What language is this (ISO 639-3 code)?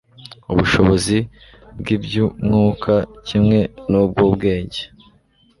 kin